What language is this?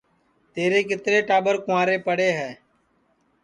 Sansi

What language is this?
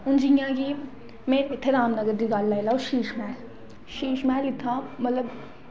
Dogri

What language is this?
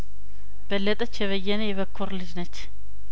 Amharic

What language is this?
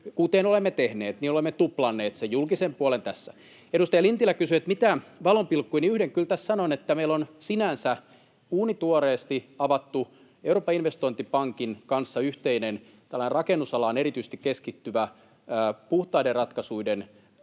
Finnish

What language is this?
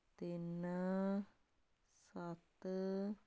Punjabi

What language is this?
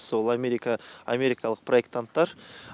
Kazakh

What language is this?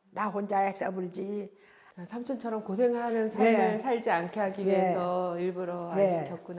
Korean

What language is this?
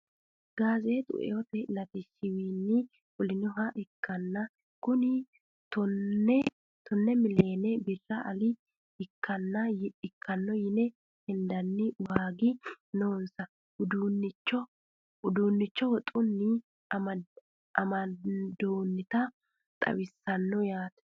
Sidamo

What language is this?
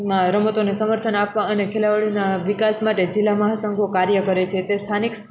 Gujarati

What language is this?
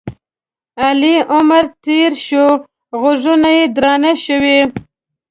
Pashto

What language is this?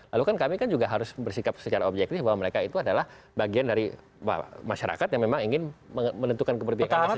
Indonesian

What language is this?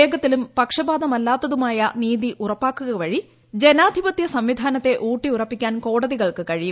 Malayalam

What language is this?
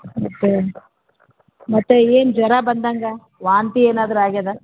Kannada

